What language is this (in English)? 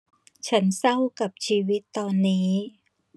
Thai